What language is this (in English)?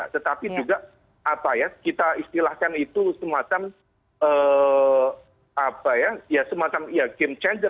Indonesian